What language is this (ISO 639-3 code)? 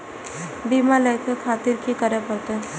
mai